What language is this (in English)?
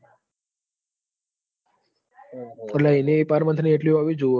Gujarati